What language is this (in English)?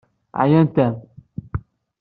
Kabyle